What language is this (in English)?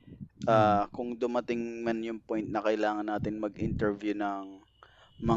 Filipino